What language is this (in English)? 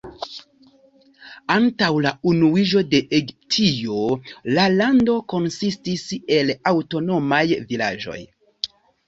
Esperanto